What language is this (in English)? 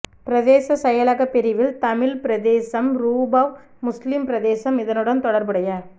Tamil